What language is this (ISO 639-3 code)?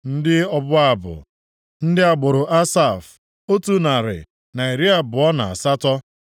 ibo